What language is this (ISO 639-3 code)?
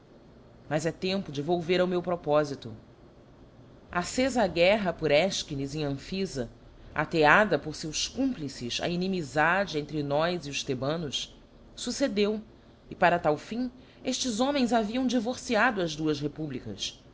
por